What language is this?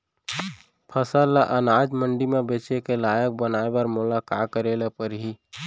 Chhattisgarhi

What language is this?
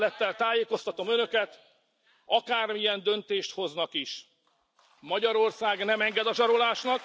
Hungarian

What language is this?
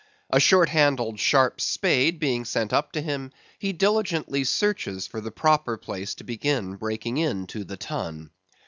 English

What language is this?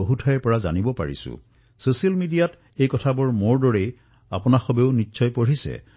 Assamese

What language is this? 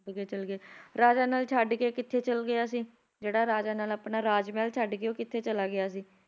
Punjabi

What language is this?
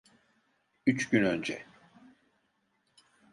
Turkish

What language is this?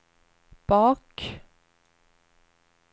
Swedish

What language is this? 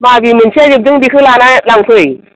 Bodo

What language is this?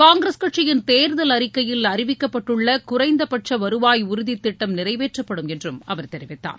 Tamil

